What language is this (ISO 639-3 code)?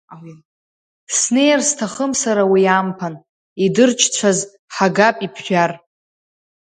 abk